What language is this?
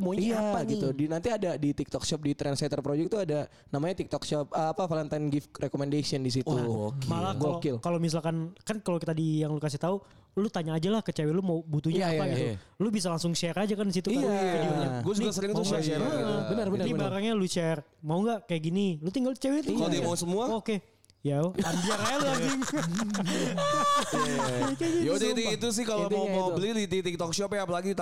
Indonesian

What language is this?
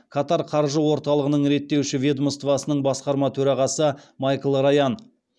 Kazakh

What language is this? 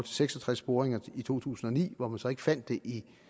Danish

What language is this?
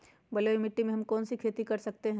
Magahi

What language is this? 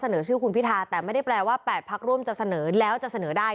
Thai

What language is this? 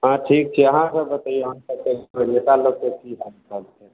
Maithili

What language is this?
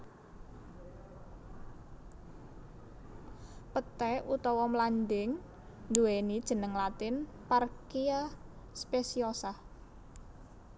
Javanese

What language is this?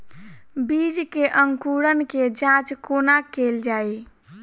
Maithili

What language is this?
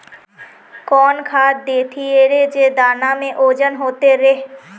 Magahi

